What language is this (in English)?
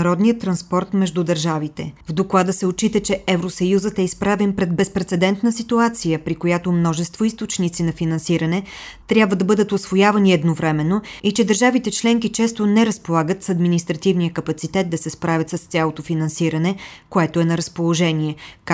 Bulgarian